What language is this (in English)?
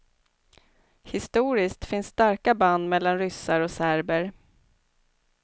Swedish